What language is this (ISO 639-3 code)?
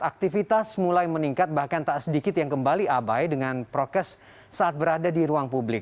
ind